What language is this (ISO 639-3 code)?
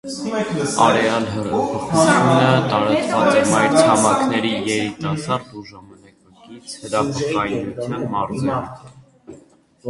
hye